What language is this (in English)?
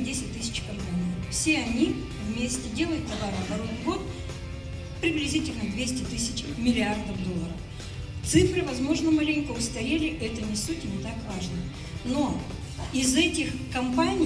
Russian